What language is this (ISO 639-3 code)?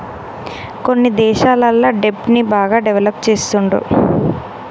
tel